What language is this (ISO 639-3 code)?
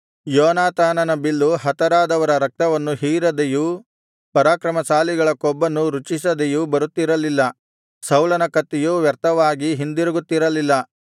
kan